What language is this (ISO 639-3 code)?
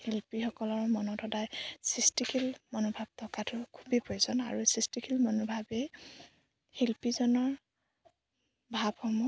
asm